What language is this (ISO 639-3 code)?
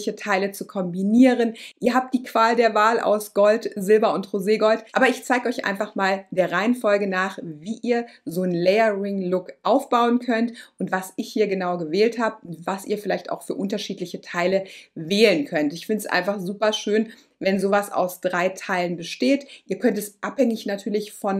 deu